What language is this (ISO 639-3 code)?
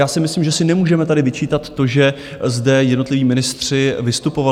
ces